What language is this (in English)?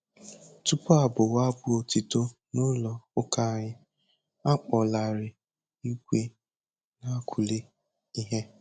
Igbo